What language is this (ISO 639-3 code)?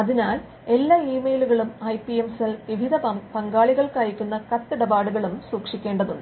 mal